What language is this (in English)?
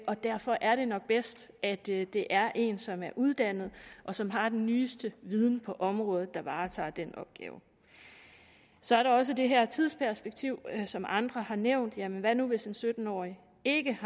Danish